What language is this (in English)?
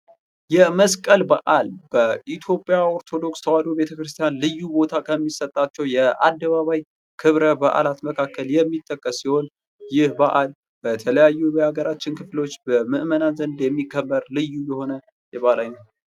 Amharic